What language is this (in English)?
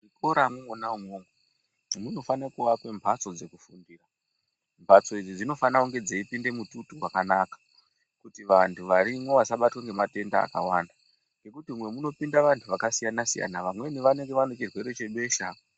Ndau